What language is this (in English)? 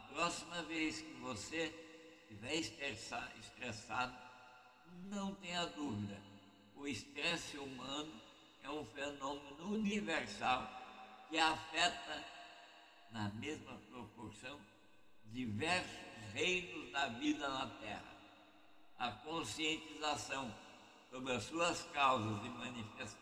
Portuguese